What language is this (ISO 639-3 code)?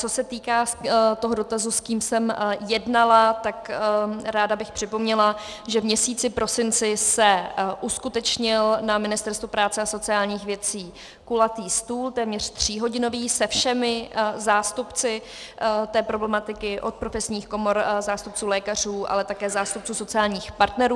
ces